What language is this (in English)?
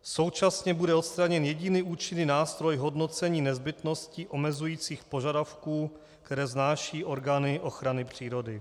Czech